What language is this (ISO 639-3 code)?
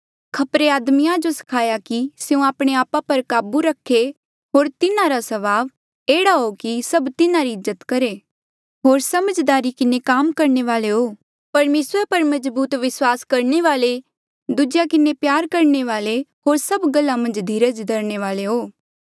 mjl